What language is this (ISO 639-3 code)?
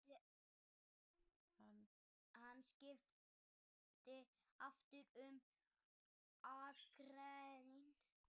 isl